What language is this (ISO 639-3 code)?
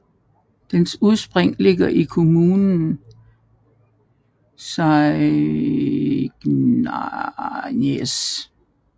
dan